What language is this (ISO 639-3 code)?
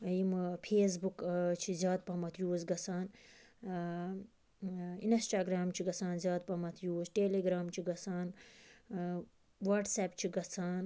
kas